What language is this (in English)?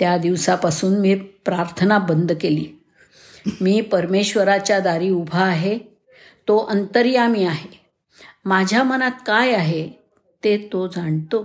Marathi